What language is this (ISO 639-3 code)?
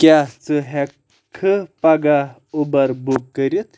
kas